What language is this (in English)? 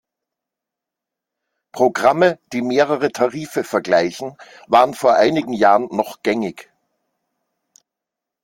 German